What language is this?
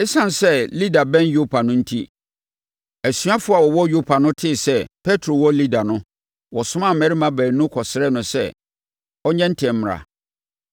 Akan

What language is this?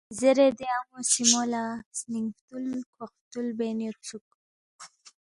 Balti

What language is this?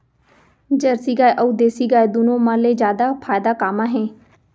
Chhattisgarhi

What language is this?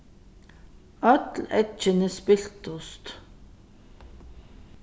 Faroese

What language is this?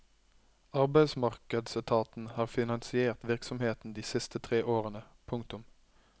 Norwegian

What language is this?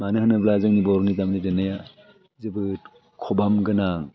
Bodo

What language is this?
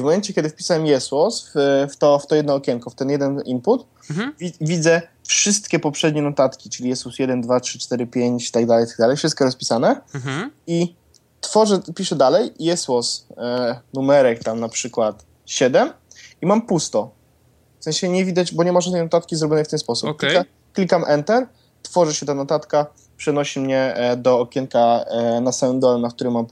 Polish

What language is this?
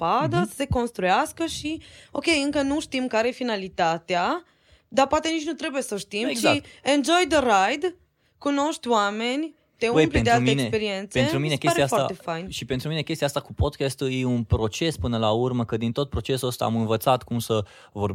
Romanian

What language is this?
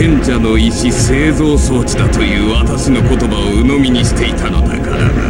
Japanese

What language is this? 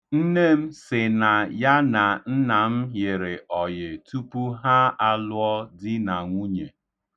Igbo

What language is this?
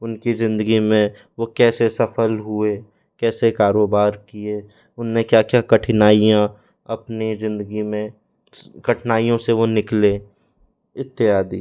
Hindi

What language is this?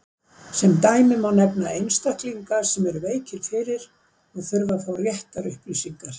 Icelandic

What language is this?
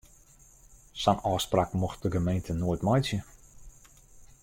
Western Frisian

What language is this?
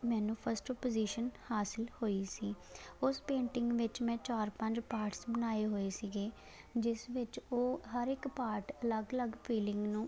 Punjabi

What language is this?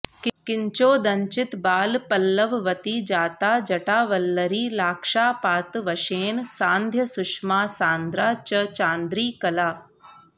Sanskrit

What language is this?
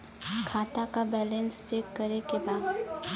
Bhojpuri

